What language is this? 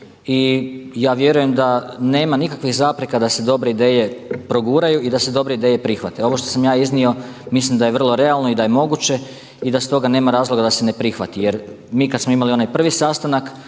Croatian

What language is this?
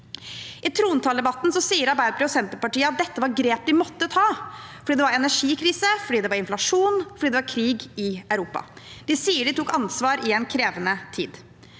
Norwegian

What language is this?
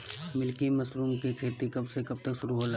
Bhojpuri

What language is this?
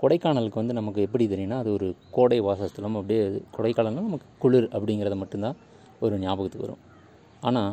Tamil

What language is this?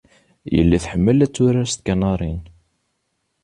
Kabyle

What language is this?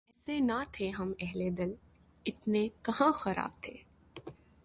Urdu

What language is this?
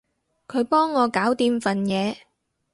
Cantonese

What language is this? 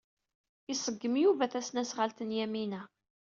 Kabyle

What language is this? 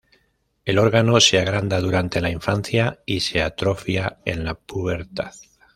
Spanish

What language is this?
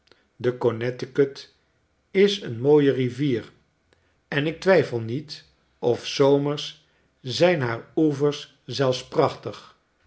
Dutch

